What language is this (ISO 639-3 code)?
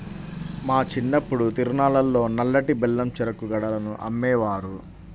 tel